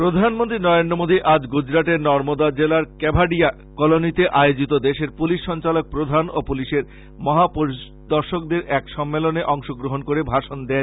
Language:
Bangla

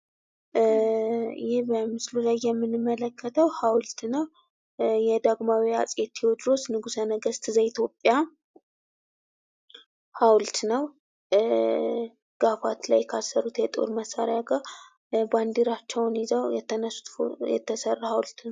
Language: Amharic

